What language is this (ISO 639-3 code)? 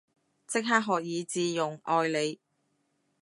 yue